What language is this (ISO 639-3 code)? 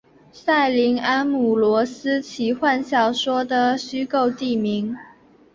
zho